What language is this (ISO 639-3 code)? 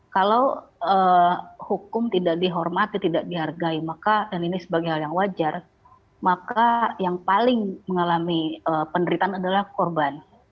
ind